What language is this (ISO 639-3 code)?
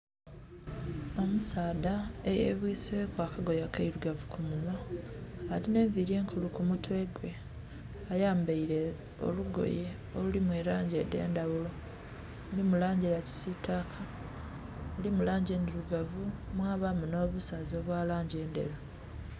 xog